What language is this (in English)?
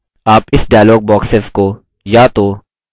Hindi